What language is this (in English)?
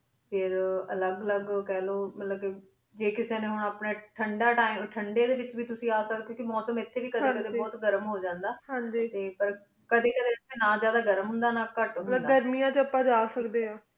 Punjabi